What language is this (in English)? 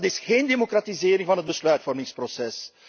Dutch